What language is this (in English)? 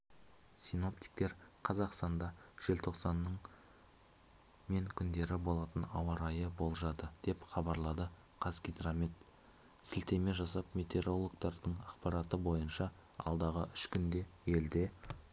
Kazakh